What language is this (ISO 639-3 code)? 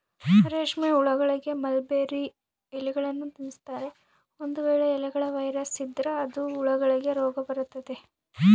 kan